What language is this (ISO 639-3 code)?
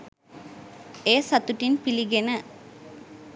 sin